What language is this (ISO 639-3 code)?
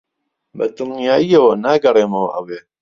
ckb